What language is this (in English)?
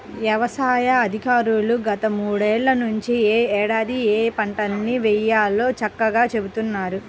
Telugu